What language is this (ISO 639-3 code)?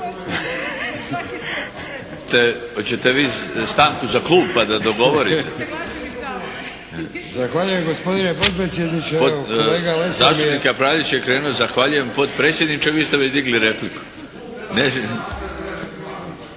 hrv